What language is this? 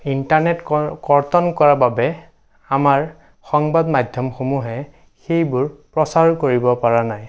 Assamese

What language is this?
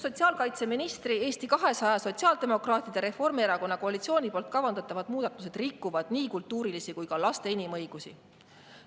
Estonian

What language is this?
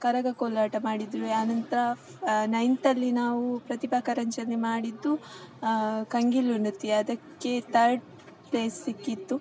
Kannada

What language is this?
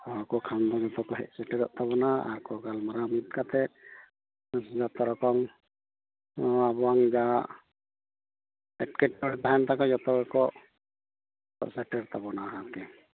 Santali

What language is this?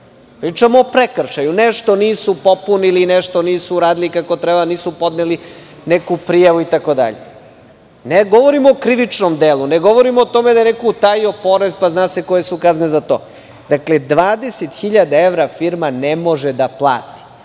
Serbian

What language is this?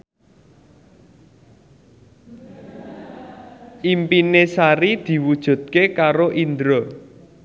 Javanese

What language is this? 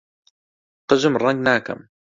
Central Kurdish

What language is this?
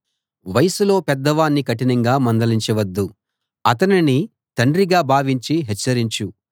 Telugu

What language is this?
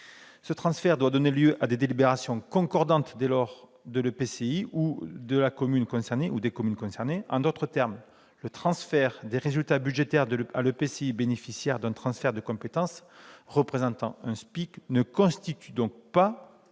French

